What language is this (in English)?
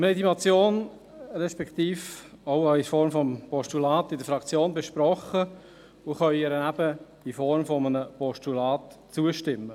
Swiss German